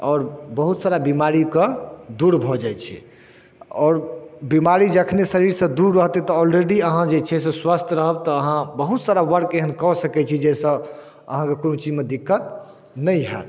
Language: Maithili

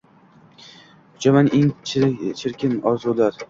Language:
Uzbek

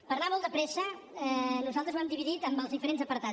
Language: Catalan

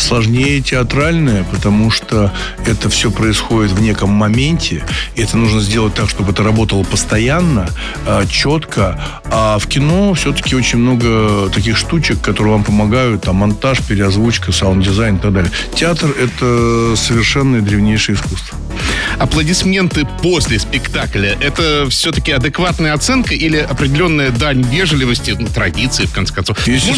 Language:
Russian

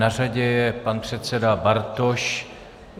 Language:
Czech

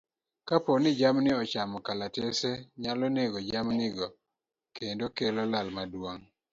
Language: Luo (Kenya and Tanzania)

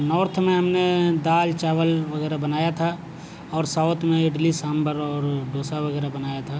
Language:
Urdu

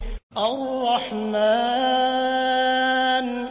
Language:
Arabic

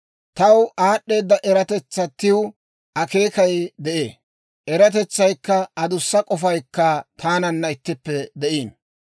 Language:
Dawro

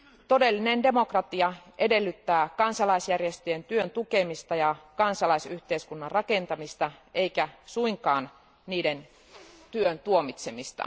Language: Finnish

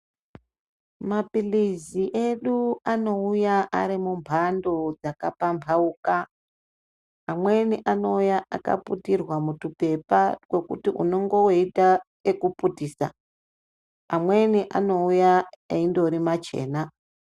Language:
Ndau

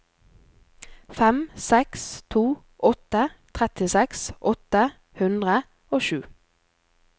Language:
Norwegian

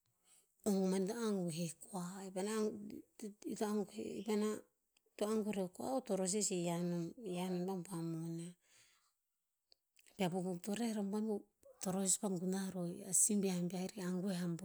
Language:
Tinputz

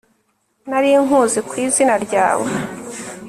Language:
Kinyarwanda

